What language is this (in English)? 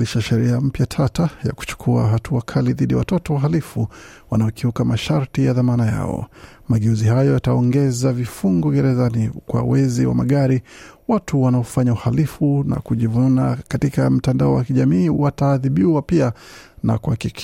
Swahili